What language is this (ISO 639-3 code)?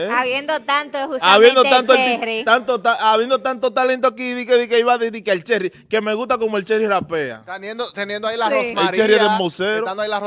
spa